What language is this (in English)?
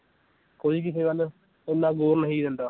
Punjabi